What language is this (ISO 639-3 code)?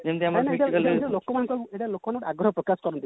ori